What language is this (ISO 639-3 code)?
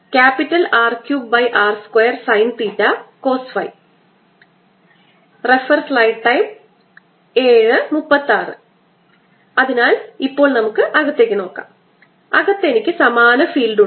mal